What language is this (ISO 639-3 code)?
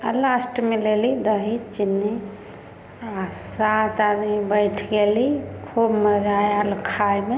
mai